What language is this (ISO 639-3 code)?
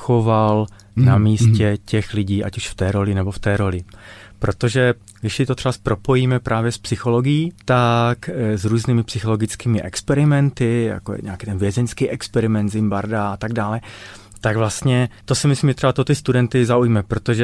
ces